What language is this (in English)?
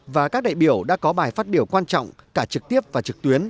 Vietnamese